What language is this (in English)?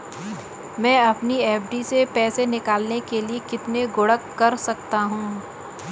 Hindi